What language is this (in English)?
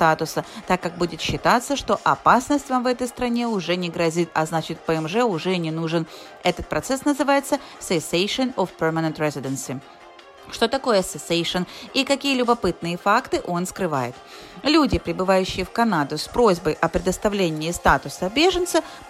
Russian